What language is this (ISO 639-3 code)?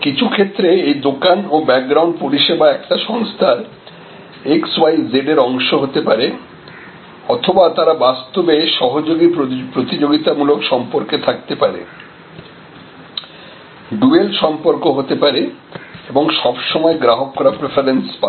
ben